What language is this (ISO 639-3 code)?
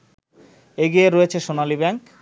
ben